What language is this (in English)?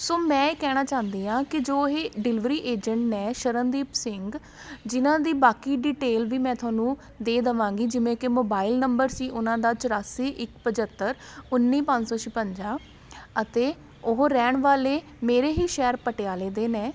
Punjabi